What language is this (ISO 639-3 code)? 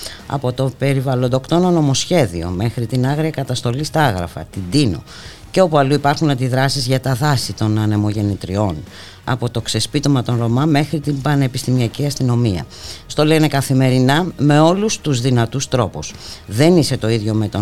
ell